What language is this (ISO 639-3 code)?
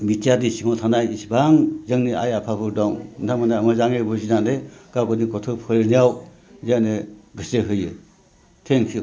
brx